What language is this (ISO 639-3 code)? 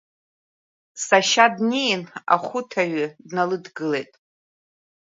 abk